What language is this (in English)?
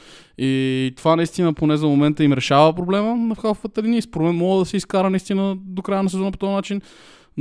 Bulgarian